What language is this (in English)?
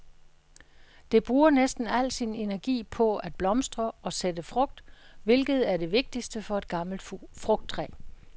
Danish